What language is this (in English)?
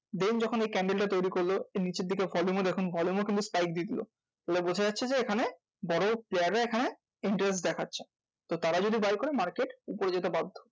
Bangla